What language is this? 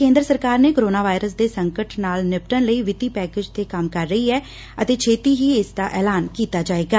Punjabi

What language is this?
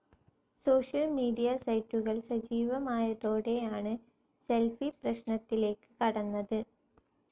Malayalam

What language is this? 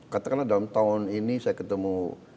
Indonesian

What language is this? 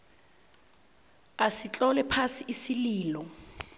South Ndebele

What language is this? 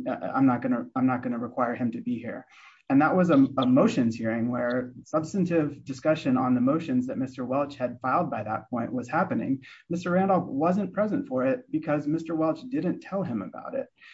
English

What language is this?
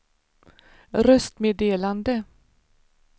Swedish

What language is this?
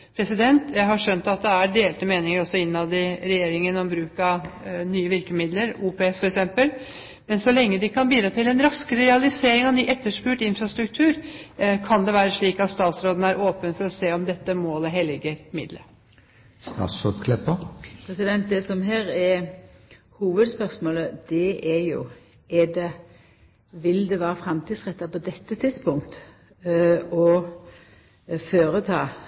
Norwegian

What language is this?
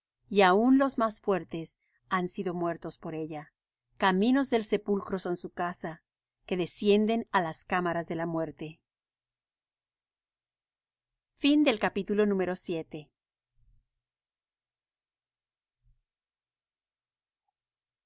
Spanish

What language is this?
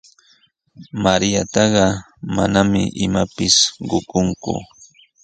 Sihuas Ancash Quechua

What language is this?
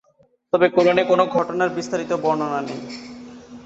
Bangla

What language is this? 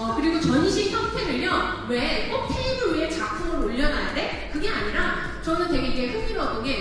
Korean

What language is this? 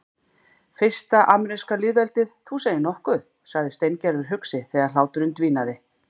Icelandic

